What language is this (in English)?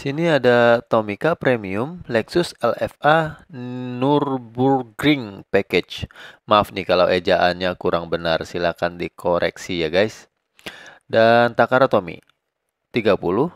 Indonesian